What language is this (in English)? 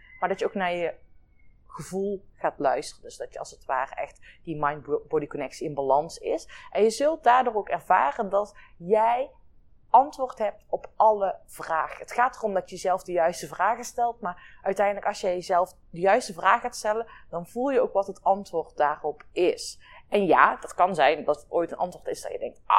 Dutch